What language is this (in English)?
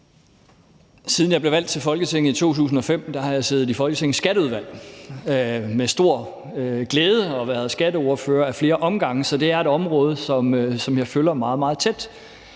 Danish